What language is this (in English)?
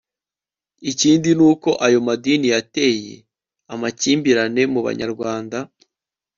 Kinyarwanda